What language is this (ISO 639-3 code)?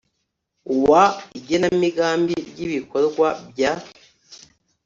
kin